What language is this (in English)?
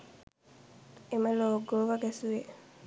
Sinhala